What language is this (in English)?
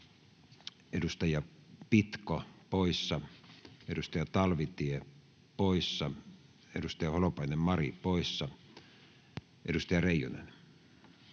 Finnish